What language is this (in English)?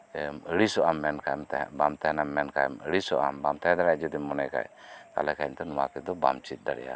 Santali